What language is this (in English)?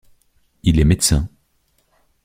French